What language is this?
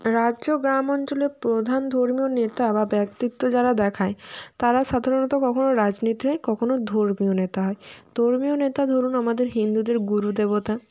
Bangla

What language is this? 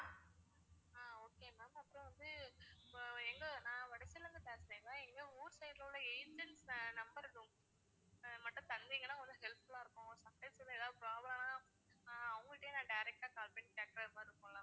Tamil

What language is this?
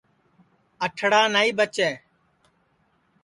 Sansi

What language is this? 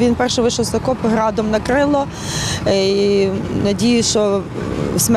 Ukrainian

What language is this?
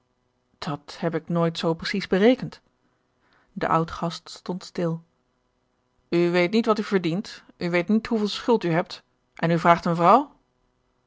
Dutch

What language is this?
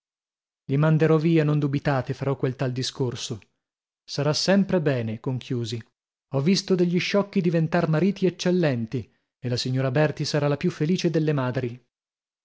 Italian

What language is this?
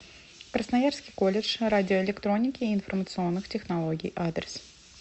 Russian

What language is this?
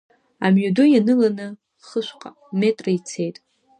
Abkhazian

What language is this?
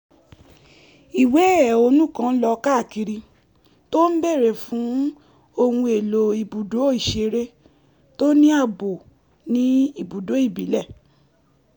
Yoruba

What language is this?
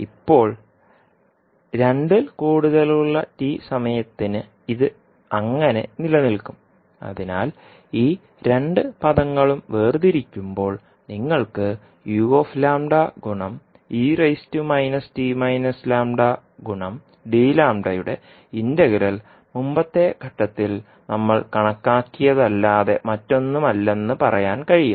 Malayalam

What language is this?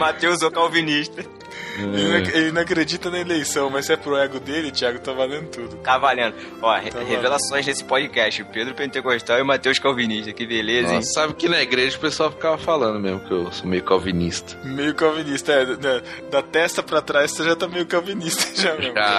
Portuguese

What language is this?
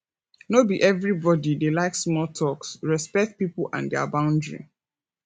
Nigerian Pidgin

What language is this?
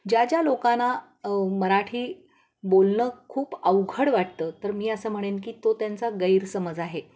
Marathi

